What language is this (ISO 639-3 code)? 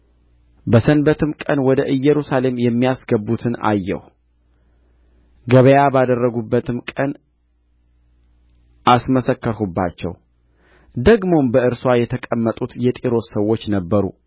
amh